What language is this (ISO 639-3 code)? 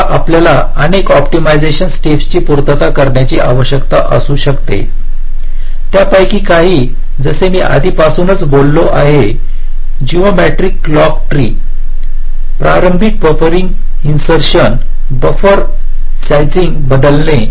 mar